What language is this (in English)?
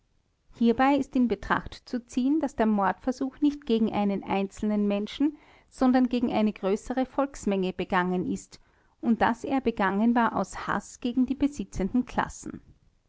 German